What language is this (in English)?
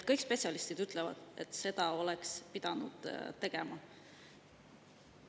Estonian